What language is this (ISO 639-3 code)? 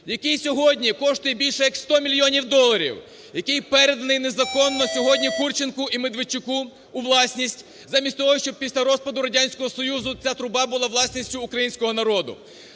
ukr